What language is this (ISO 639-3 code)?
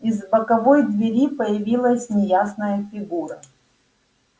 rus